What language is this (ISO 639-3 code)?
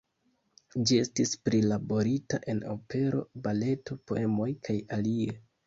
epo